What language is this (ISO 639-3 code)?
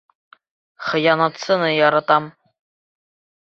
bak